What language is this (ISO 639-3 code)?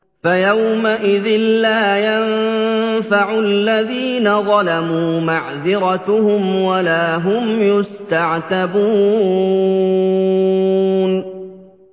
ara